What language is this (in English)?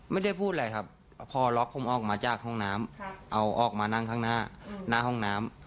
Thai